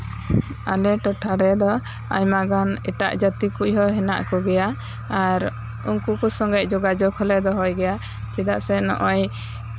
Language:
Santali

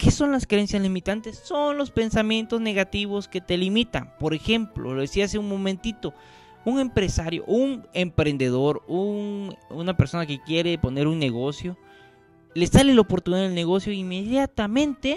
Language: Spanish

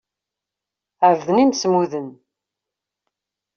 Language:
Kabyle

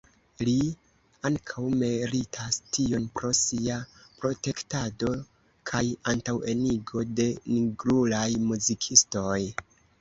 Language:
Esperanto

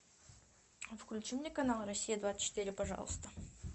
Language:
Russian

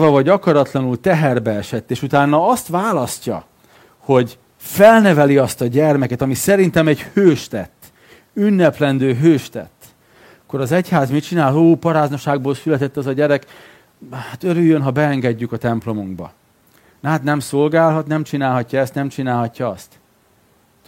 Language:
Hungarian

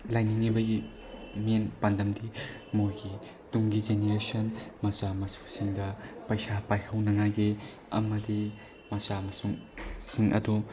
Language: Manipuri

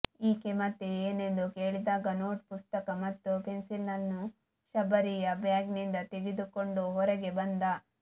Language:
Kannada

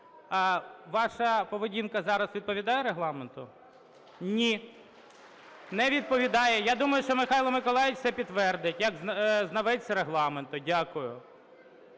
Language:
Ukrainian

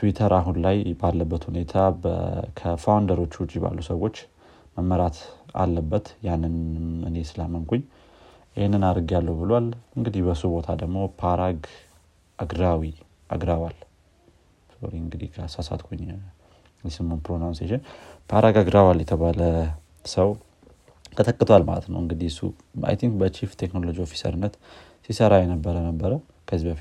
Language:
Amharic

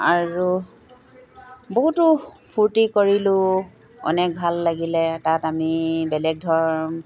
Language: Assamese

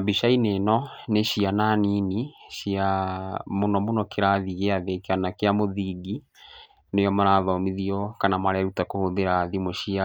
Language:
Kikuyu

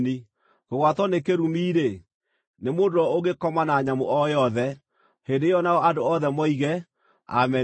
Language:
Kikuyu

